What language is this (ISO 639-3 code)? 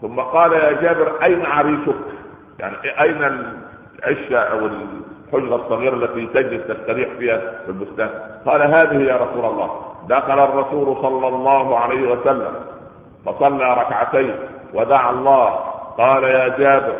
ara